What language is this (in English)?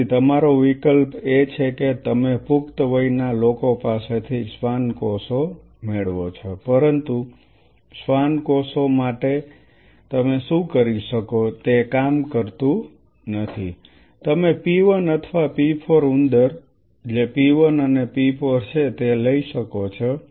Gujarati